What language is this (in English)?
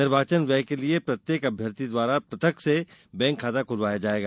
Hindi